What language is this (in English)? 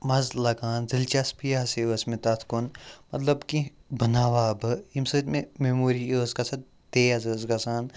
Kashmiri